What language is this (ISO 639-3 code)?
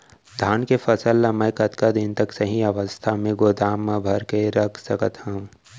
hne